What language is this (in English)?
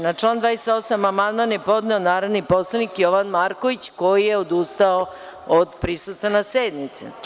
Serbian